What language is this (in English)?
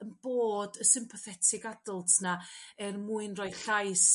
Welsh